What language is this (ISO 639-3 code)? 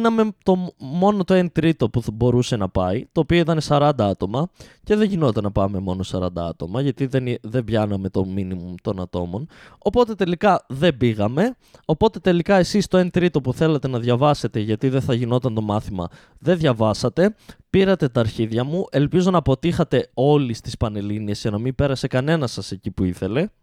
ell